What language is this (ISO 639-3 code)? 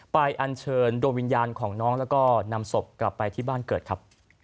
tha